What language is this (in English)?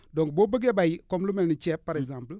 Wolof